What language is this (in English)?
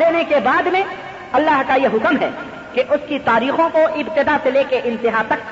Urdu